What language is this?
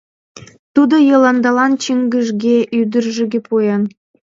Mari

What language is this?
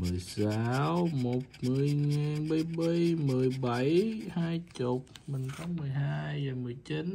Vietnamese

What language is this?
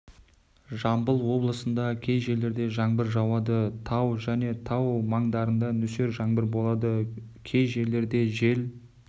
Kazakh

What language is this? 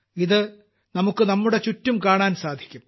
Malayalam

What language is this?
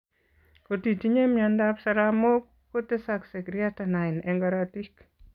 Kalenjin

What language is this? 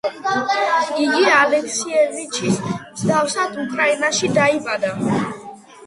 Georgian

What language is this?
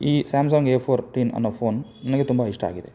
Kannada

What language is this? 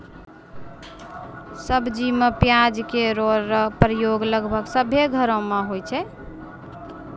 Maithili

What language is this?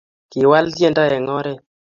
Kalenjin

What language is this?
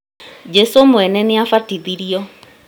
Kikuyu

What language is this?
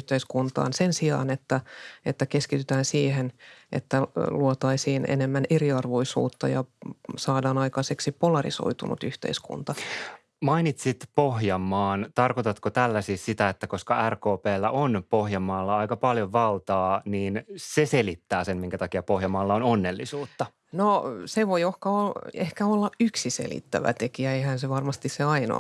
Finnish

